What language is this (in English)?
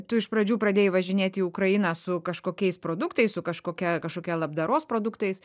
Lithuanian